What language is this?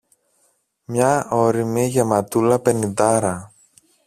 Greek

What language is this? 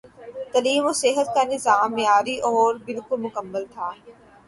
Urdu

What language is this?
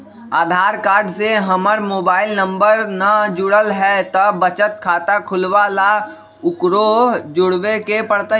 Magahi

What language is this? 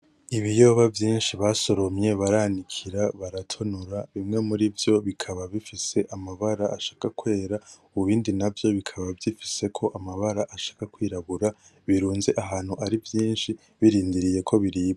Rundi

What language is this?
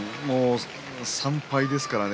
Japanese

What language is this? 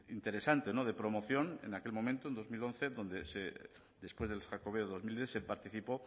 Spanish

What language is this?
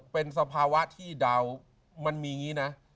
Thai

